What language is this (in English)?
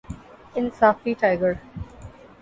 Urdu